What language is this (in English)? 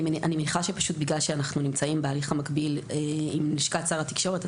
Hebrew